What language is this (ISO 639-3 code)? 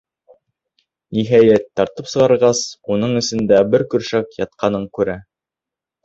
bak